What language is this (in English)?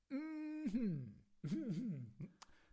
Welsh